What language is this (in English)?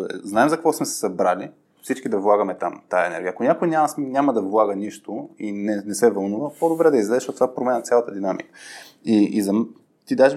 Bulgarian